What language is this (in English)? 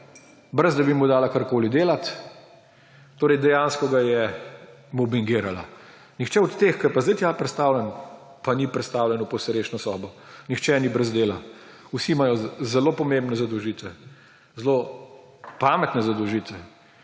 Slovenian